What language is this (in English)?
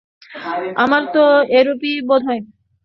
Bangla